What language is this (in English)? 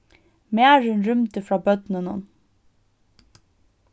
Faroese